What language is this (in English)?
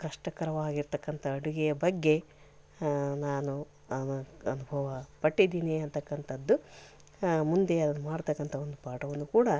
Kannada